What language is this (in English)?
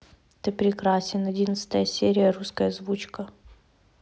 Russian